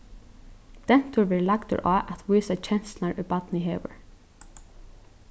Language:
Faroese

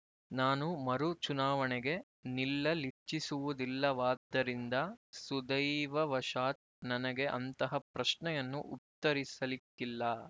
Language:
Kannada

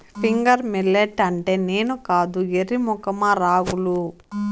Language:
Telugu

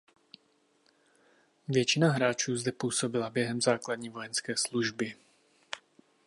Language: Czech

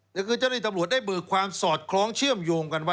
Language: Thai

